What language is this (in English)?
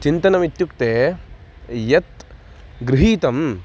Sanskrit